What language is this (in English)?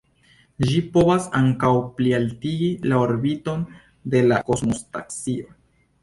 Esperanto